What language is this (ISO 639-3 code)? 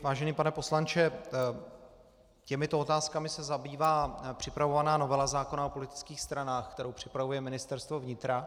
ces